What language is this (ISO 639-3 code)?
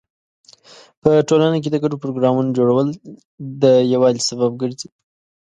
pus